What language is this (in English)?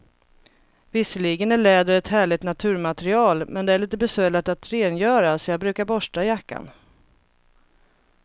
Swedish